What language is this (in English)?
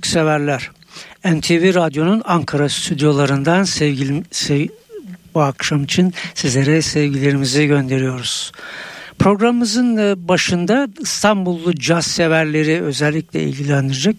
Turkish